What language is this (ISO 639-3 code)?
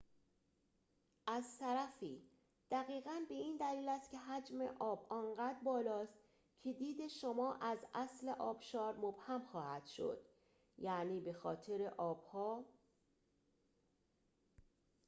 fas